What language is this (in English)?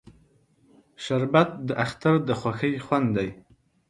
Pashto